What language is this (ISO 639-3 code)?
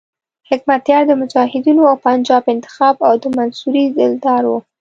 pus